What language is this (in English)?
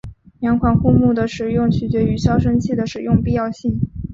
Chinese